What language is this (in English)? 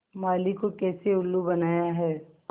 Hindi